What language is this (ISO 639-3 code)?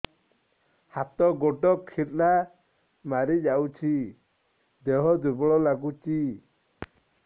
ori